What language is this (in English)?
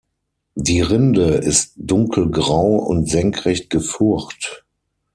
German